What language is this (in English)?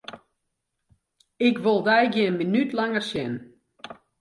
Western Frisian